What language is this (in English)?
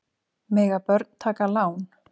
Icelandic